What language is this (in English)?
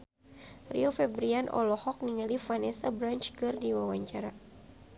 Sundanese